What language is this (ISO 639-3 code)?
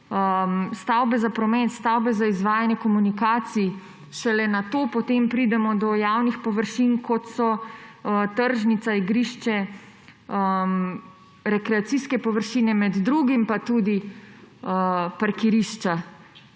slv